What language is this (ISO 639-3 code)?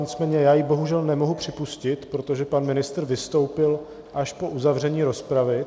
ces